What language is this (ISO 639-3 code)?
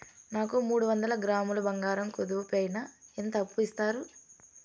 tel